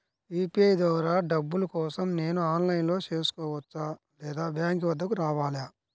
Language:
Telugu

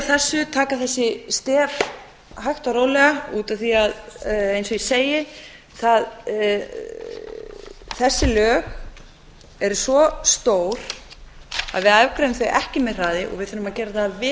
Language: Icelandic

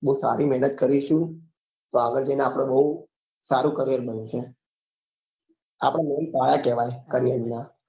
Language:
Gujarati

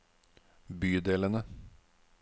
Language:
Norwegian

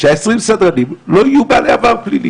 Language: Hebrew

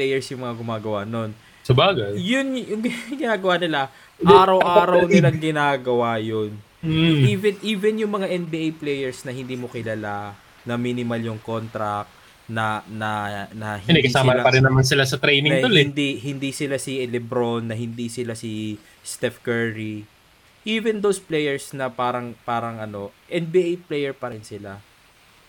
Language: Filipino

